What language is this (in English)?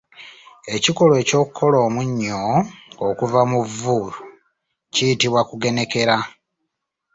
Ganda